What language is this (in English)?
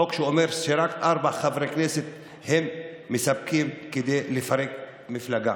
Hebrew